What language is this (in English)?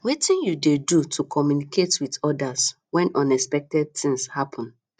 Nigerian Pidgin